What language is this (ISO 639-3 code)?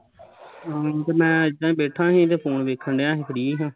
pan